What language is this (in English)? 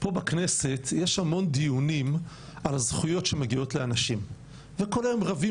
Hebrew